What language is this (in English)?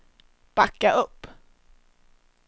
Swedish